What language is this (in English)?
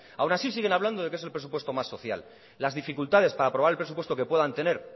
Spanish